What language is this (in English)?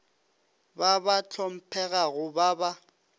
Northern Sotho